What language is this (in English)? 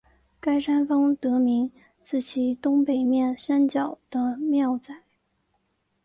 Chinese